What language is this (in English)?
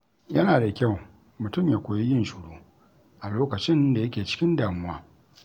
Hausa